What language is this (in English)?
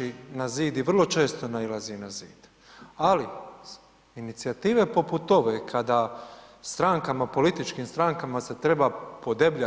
Croatian